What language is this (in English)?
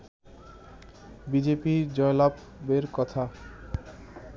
Bangla